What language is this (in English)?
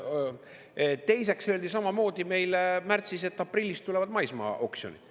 Estonian